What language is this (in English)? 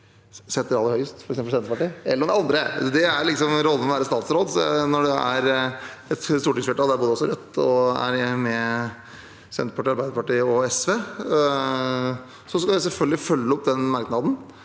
Norwegian